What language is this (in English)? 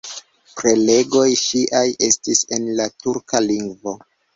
Esperanto